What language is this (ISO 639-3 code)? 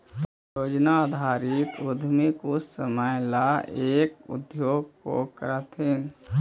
mag